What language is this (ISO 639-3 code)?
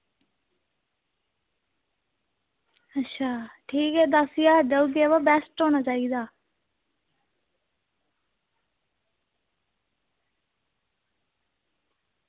doi